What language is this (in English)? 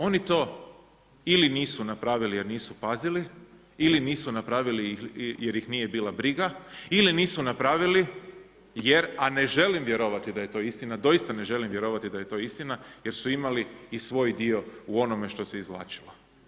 Croatian